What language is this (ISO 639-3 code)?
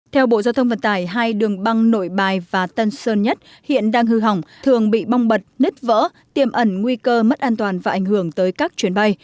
vie